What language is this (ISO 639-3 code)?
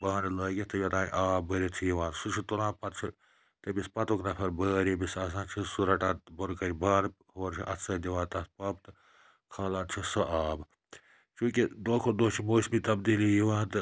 kas